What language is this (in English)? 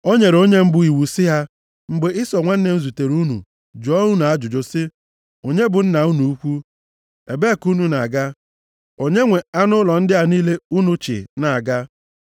Igbo